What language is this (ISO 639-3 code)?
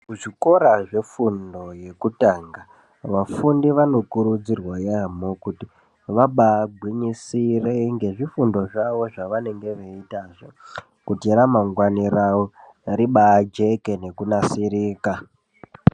ndc